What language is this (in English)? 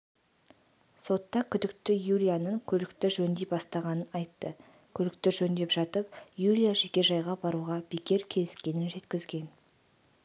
Kazakh